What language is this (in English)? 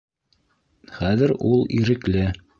Bashkir